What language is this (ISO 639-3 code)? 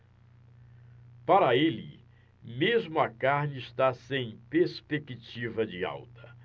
por